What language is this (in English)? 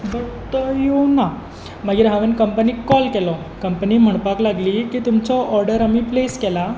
Konkani